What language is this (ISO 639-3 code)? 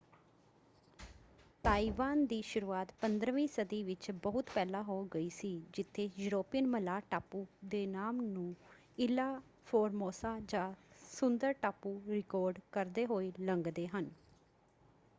pan